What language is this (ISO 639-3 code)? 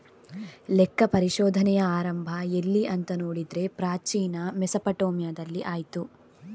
kan